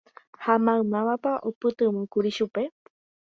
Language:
Guarani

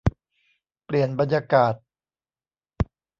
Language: Thai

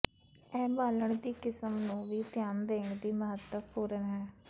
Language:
Punjabi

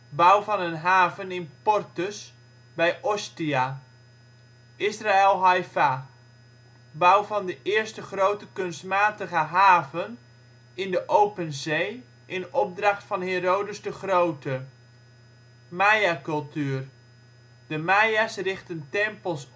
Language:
Dutch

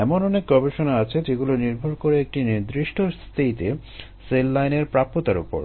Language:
Bangla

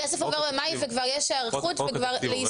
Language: Hebrew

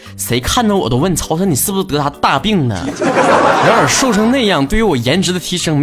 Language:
Chinese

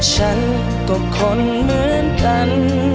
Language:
Thai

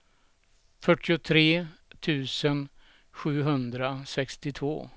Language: Swedish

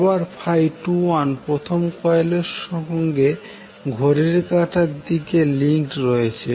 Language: Bangla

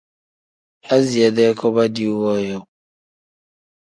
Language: Tem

